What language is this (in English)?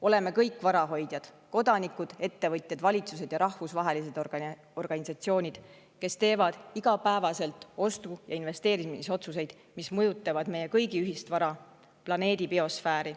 Estonian